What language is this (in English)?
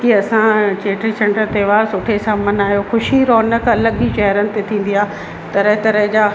Sindhi